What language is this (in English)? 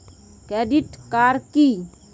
Bangla